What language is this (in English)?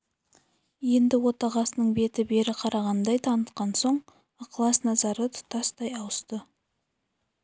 Kazakh